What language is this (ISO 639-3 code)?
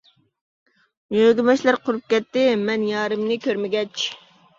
uig